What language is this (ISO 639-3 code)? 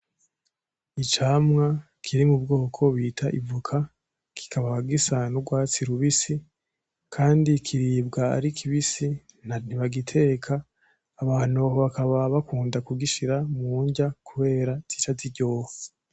run